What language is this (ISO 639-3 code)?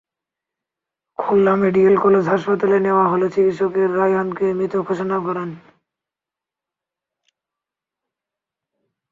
ben